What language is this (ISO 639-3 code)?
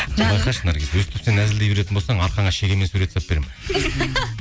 kaz